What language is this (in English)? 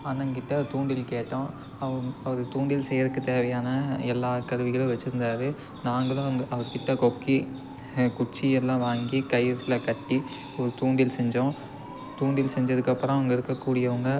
Tamil